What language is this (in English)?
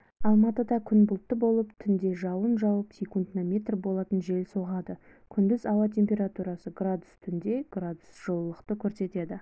Kazakh